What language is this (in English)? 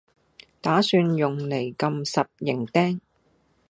Cantonese